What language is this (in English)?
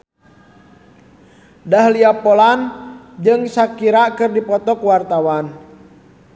Sundanese